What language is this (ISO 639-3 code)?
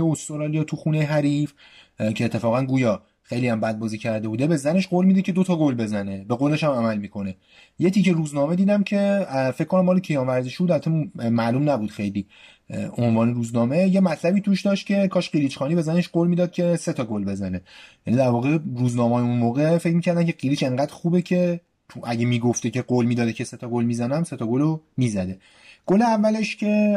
fas